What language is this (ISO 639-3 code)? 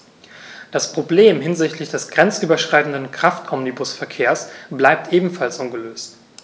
deu